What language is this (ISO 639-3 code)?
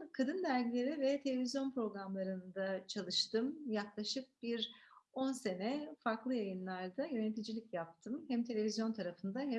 tur